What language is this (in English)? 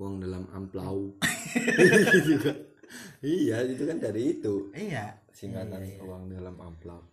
Indonesian